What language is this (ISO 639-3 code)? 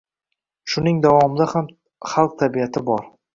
uzb